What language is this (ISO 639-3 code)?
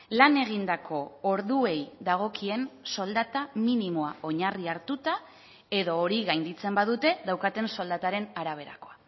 eus